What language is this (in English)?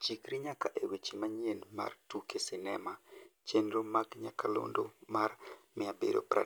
Luo (Kenya and Tanzania)